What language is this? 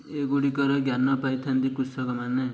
Odia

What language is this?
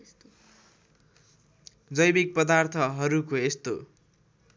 Nepali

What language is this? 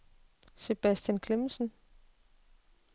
Danish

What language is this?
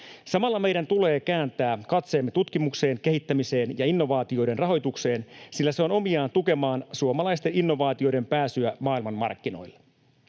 Finnish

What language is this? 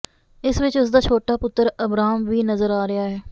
Punjabi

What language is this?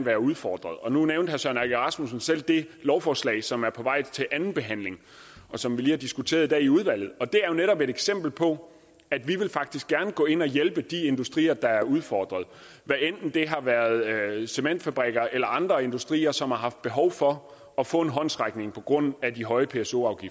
Danish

